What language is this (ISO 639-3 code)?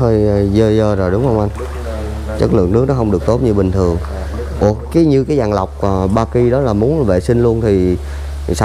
vie